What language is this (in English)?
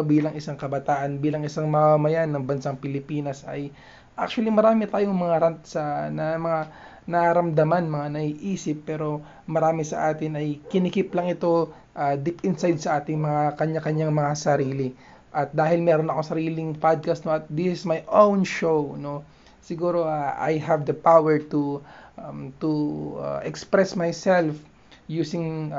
Filipino